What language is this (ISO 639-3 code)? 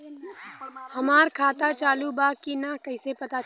bho